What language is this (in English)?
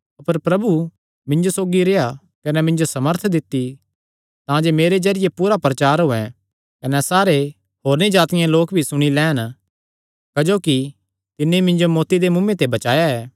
Kangri